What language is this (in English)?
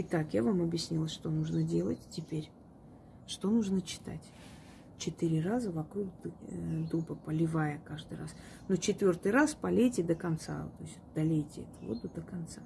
Russian